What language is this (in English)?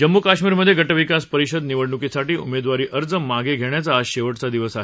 Marathi